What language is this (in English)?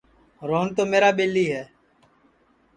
Sansi